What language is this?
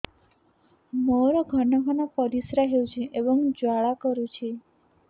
Odia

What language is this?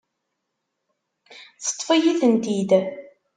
Kabyle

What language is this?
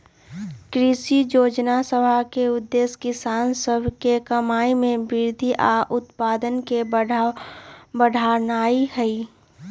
Magahi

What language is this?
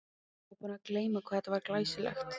Icelandic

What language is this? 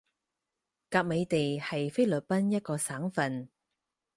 Cantonese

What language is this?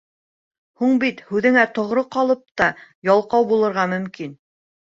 Bashkir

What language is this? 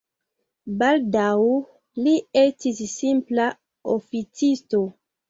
Esperanto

